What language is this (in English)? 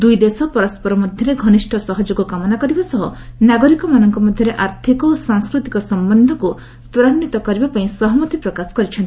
Odia